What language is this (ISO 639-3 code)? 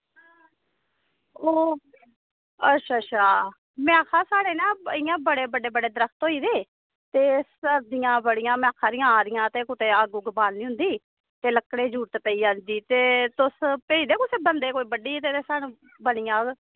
doi